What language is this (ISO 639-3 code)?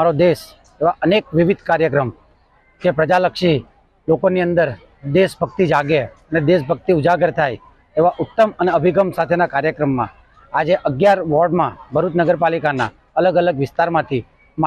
hin